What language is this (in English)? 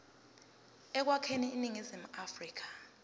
Zulu